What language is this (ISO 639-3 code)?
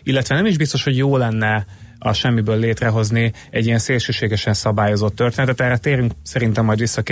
hun